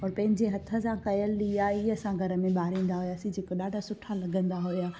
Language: Sindhi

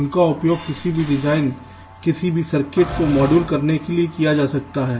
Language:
Hindi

